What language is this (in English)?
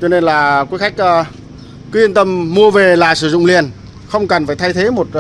Vietnamese